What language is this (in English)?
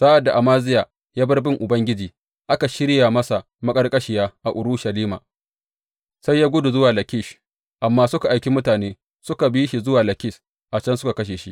Hausa